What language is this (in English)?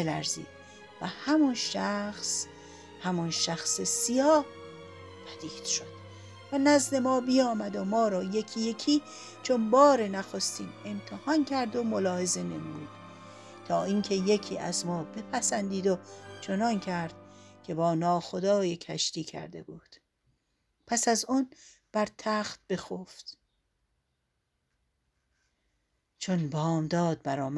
Persian